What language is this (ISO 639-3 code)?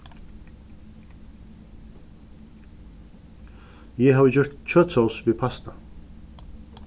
fao